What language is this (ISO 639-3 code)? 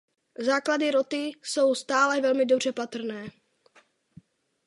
ces